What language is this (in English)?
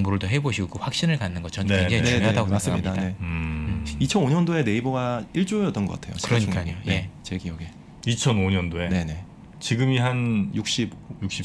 Korean